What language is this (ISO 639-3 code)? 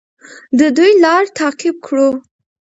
pus